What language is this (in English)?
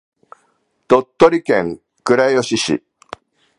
Japanese